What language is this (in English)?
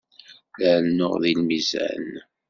Kabyle